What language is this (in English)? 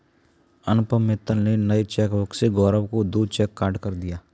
Hindi